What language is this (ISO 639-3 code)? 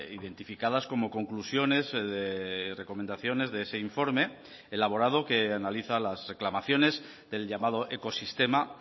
spa